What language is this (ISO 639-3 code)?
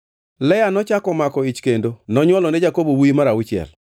luo